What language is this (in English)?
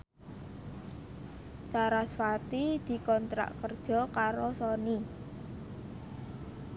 Javanese